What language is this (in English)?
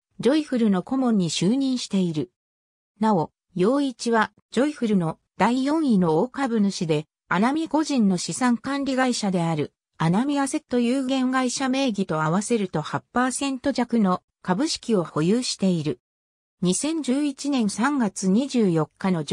Japanese